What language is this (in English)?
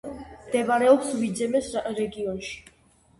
Georgian